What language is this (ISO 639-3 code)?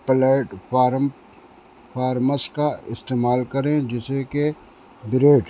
urd